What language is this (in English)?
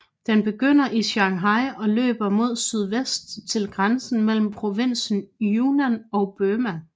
Danish